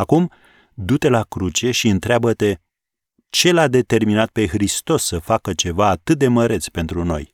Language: Romanian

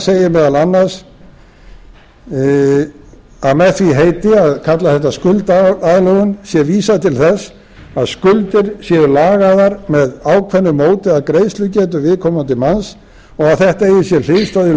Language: Icelandic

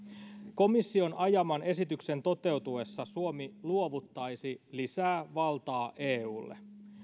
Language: Finnish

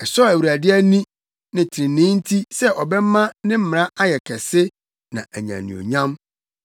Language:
Akan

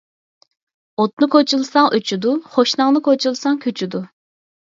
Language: Uyghur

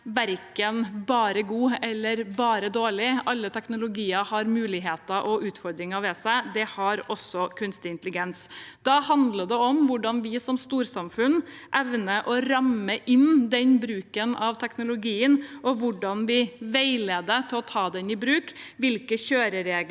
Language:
Norwegian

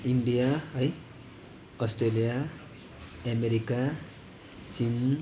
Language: Nepali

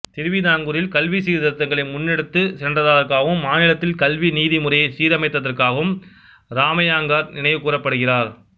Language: Tamil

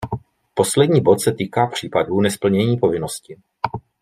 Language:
Czech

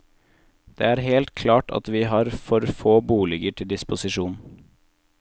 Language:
Norwegian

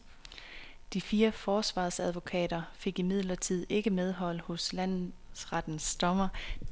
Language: Danish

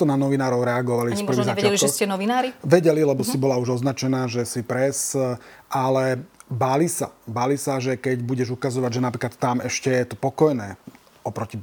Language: Slovak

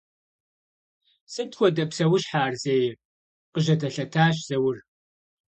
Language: Kabardian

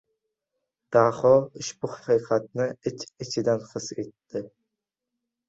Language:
Uzbek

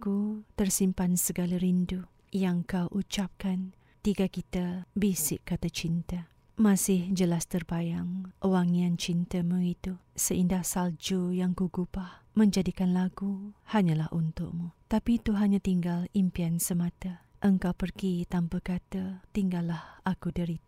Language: Malay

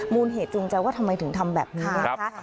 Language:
Thai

